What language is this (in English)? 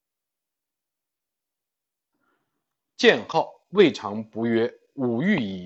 Chinese